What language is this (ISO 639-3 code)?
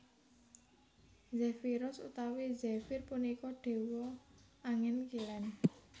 jav